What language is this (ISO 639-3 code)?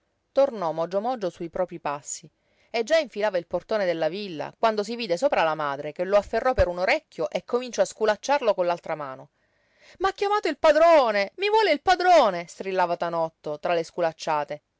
ita